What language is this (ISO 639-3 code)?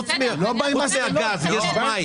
heb